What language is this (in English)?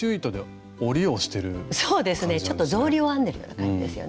Japanese